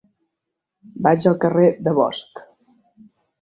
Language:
Catalan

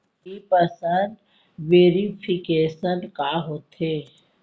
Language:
Chhattisgarhi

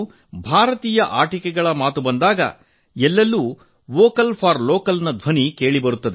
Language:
Kannada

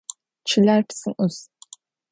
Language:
Adyghe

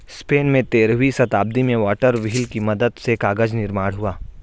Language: Hindi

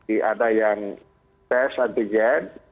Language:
Indonesian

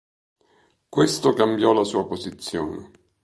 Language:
Italian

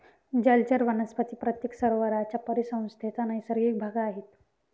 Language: Marathi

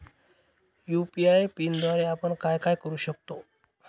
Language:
Marathi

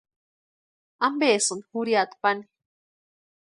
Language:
Western Highland Purepecha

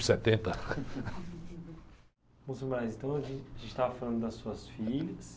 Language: Portuguese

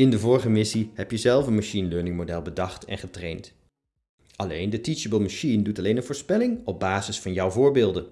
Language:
Dutch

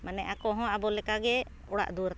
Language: Santali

